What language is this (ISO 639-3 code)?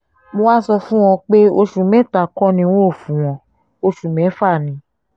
yor